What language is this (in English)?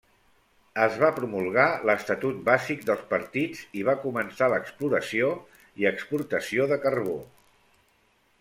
Catalan